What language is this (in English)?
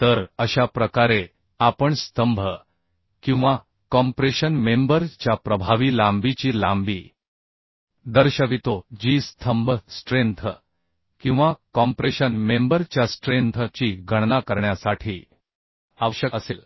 Marathi